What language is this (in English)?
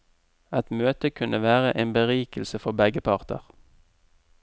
Norwegian